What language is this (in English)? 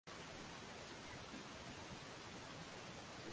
Swahili